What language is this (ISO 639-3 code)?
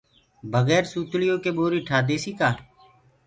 ggg